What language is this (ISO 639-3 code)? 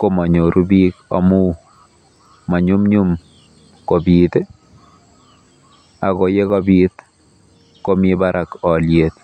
kln